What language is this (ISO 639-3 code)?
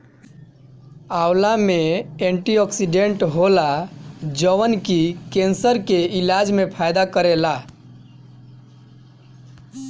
bho